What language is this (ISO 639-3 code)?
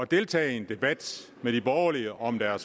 dan